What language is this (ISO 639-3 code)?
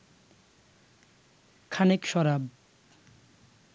ben